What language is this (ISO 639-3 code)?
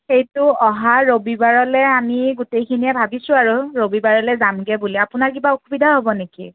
asm